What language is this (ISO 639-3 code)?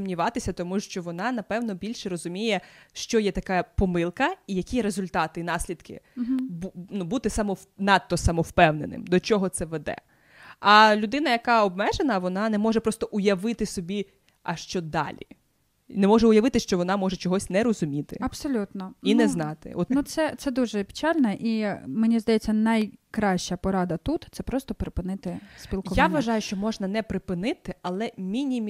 ukr